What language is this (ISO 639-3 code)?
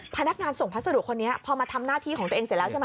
tha